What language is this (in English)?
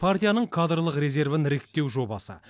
Kazakh